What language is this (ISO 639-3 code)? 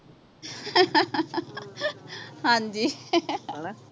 pan